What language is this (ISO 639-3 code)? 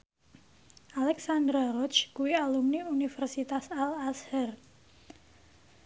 jav